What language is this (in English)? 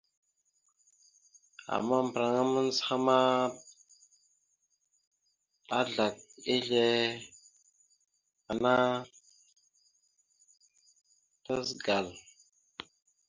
Mada (Cameroon)